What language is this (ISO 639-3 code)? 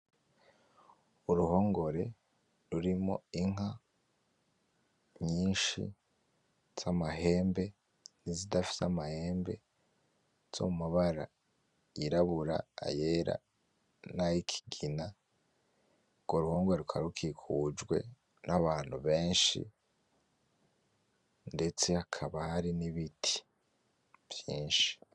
run